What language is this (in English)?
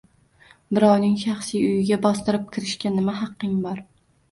Uzbek